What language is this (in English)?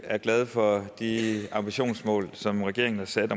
Danish